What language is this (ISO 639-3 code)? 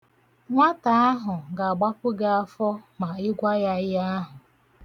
ibo